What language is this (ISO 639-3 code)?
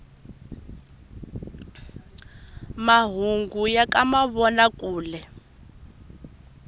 tso